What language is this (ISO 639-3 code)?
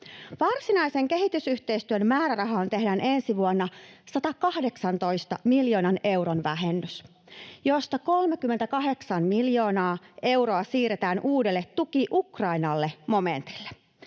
fin